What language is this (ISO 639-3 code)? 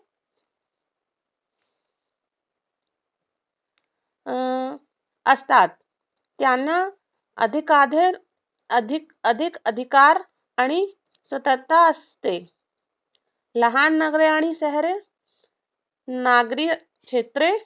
mar